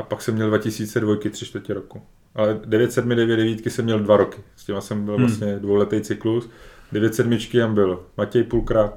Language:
Czech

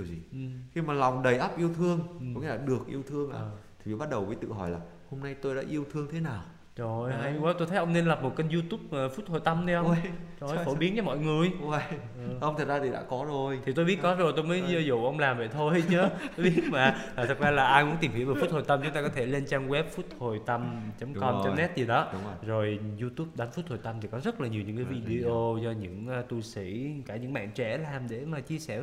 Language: Vietnamese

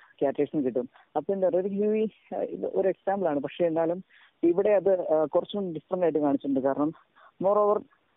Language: Malayalam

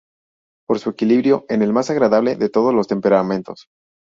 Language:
Spanish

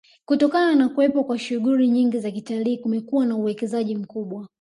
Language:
Swahili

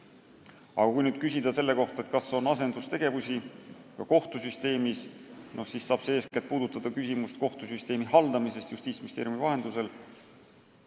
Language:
Estonian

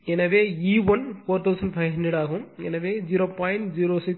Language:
Tamil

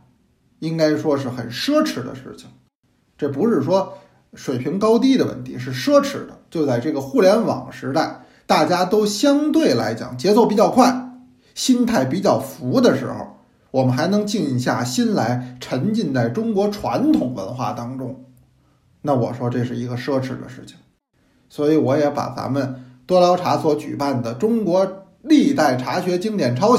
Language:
Chinese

